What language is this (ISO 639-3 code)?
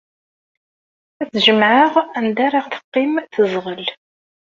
kab